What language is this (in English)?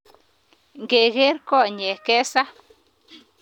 Kalenjin